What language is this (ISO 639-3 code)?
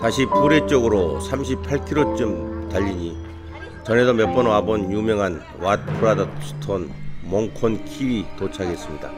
kor